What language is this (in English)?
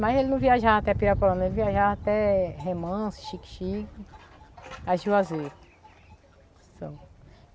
Portuguese